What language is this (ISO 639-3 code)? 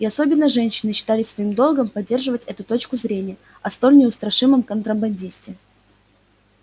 rus